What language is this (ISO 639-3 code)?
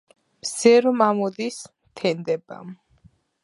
kat